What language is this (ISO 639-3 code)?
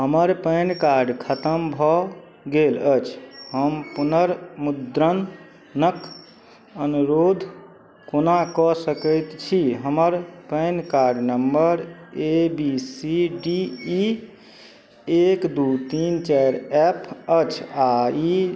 mai